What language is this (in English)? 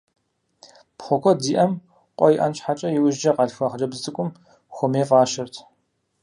Kabardian